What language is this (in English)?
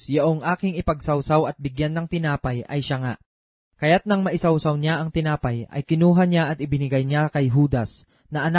Filipino